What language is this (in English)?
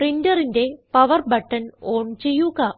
Malayalam